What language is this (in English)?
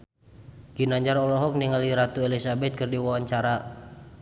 Sundanese